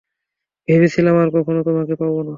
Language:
Bangla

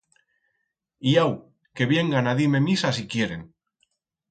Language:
Aragonese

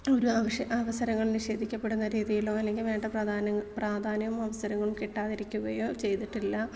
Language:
Malayalam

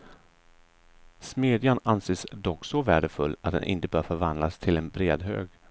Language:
Swedish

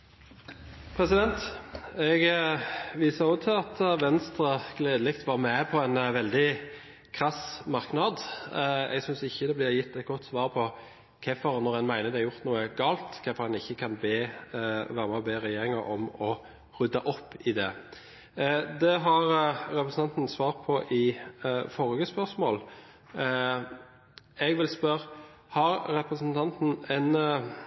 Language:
Norwegian Bokmål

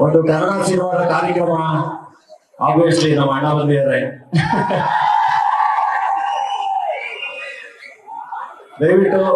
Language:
Kannada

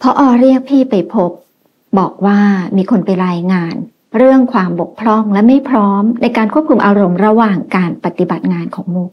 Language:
Thai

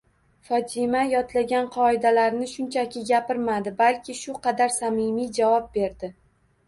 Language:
Uzbek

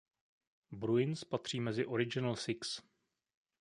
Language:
Czech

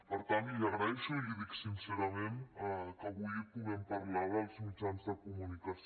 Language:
Catalan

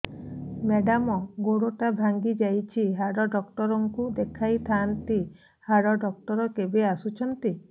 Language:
Odia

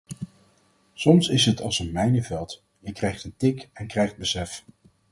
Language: Dutch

